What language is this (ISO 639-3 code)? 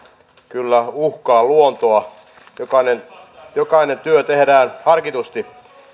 fin